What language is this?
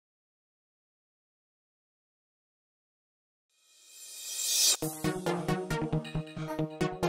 Indonesian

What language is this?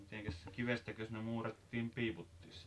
Finnish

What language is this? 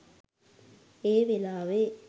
Sinhala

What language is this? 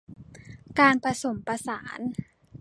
Thai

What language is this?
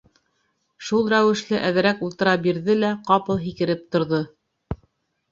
Bashkir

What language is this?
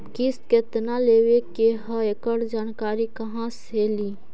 Magahi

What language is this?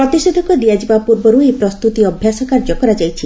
Odia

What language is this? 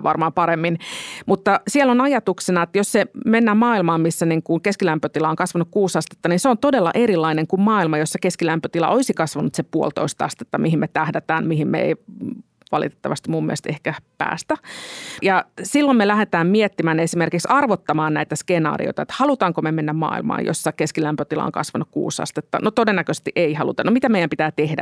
Finnish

